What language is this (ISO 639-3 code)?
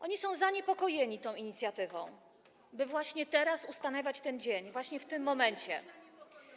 pol